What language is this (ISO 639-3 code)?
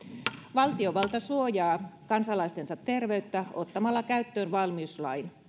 fin